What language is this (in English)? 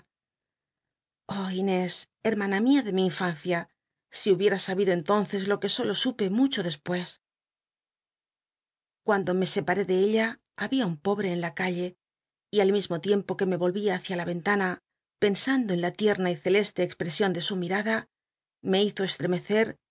Spanish